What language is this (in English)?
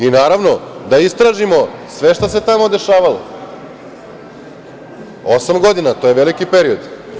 Serbian